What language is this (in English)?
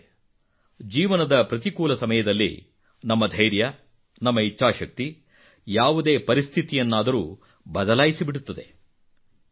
Kannada